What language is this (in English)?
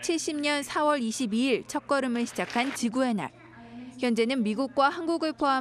Korean